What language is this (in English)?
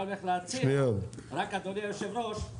Hebrew